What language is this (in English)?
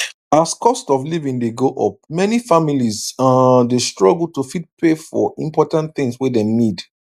Nigerian Pidgin